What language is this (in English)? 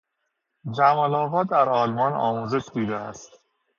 Persian